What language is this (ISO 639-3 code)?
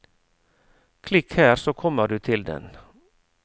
nor